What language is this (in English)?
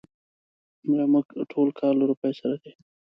Pashto